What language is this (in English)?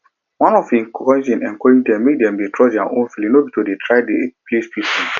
Nigerian Pidgin